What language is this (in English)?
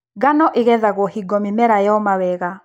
Kikuyu